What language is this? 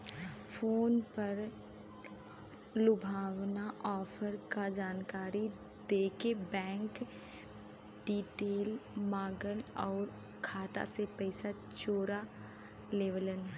Bhojpuri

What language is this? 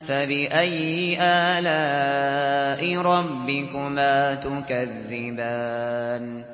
Arabic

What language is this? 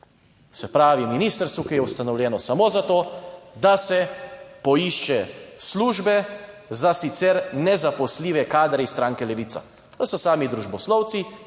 Slovenian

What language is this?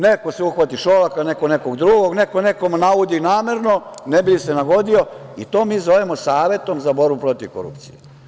Serbian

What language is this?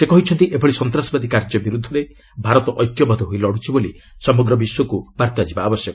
Odia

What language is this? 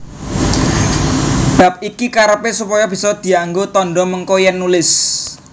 Javanese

